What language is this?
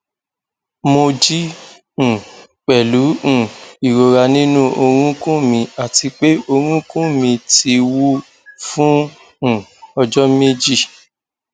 Yoruba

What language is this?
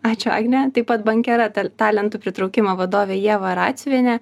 Lithuanian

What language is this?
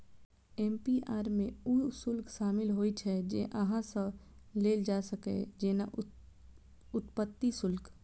Maithili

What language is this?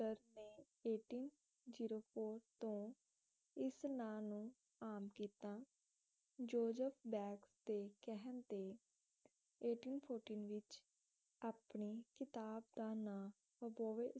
Punjabi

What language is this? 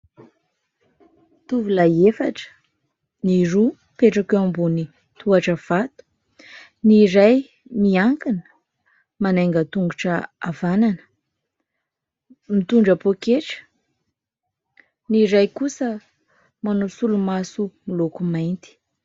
Malagasy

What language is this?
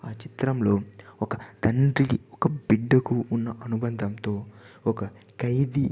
Telugu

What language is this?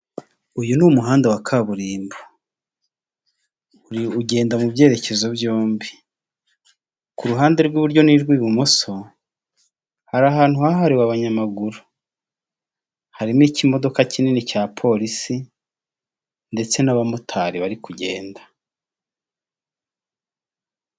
Kinyarwanda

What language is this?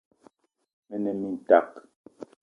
Eton (Cameroon)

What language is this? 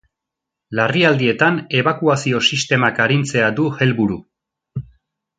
Basque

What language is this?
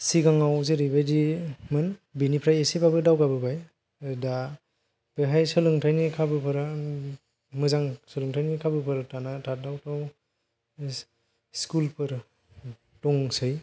Bodo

